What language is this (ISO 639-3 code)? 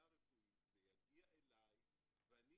heb